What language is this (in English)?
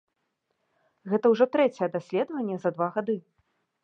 Belarusian